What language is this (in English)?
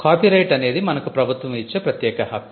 Telugu